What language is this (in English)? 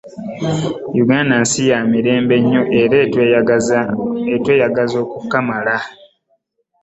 Ganda